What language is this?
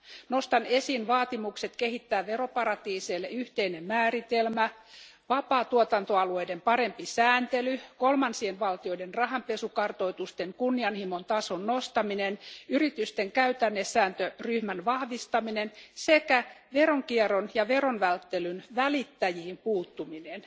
Finnish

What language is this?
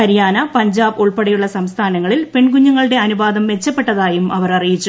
Malayalam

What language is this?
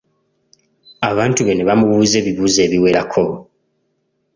Ganda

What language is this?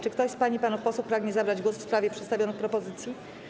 Polish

